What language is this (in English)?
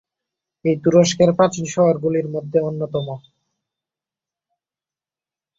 Bangla